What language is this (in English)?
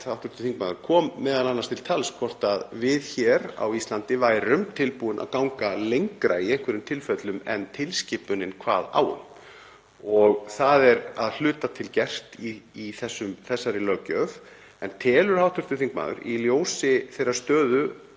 Icelandic